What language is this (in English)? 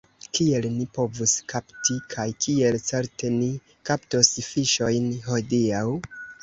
Esperanto